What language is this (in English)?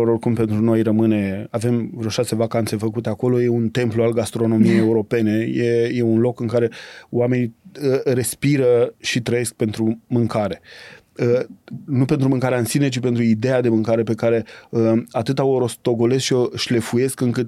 Romanian